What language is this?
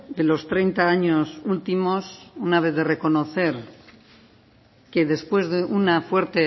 Spanish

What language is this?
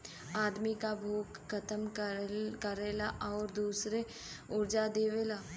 Bhojpuri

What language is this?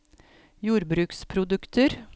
Norwegian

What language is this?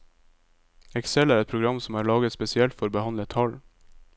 Norwegian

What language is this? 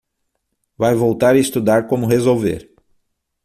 Portuguese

